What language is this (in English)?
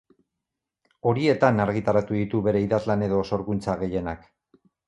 Basque